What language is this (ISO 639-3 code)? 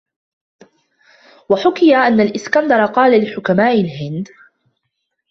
ara